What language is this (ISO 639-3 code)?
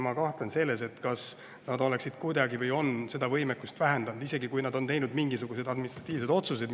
est